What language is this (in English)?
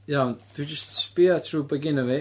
Welsh